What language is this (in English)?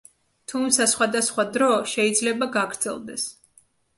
Georgian